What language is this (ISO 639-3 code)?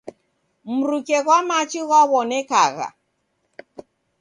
dav